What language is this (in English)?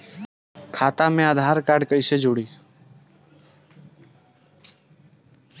Bhojpuri